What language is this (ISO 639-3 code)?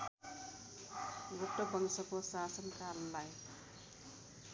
nep